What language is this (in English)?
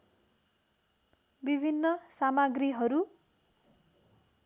Nepali